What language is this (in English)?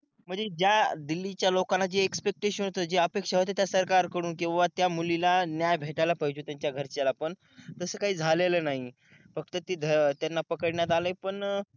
Marathi